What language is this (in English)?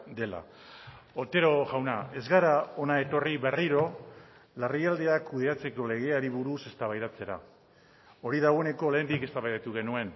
Basque